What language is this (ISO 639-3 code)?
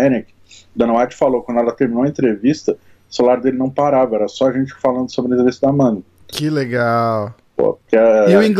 por